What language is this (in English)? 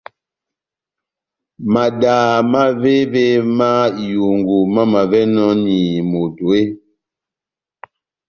Batanga